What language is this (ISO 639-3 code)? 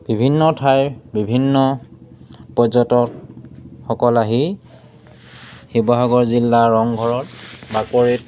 asm